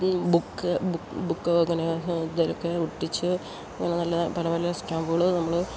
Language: Malayalam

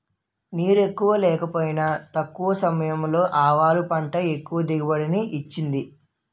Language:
Telugu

